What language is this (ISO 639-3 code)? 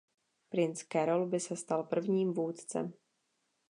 ces